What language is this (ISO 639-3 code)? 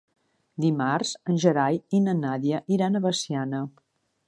cat